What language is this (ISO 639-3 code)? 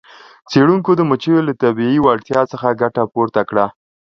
pus